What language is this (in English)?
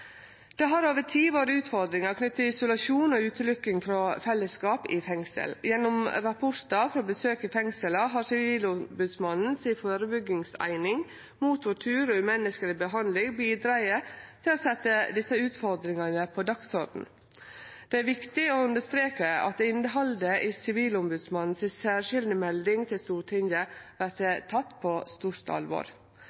Norwegian Nynorsk